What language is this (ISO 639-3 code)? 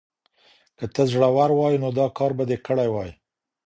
pus